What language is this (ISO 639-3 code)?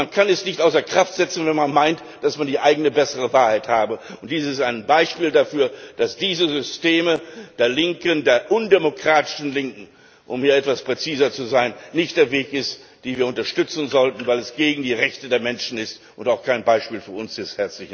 deu